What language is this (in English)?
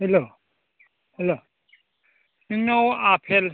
Bodo